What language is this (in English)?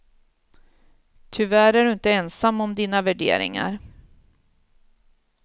Swedish